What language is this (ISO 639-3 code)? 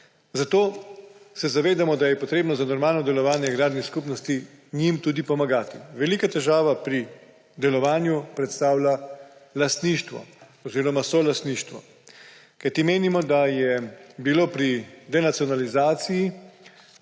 slv